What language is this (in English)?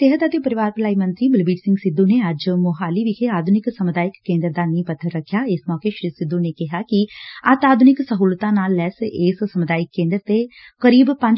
Punjabi